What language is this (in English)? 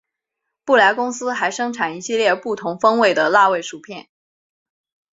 Chinese